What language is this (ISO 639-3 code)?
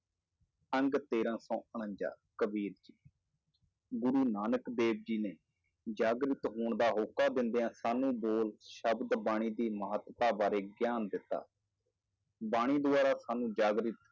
pan